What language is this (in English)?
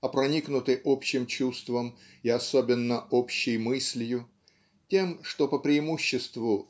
Russian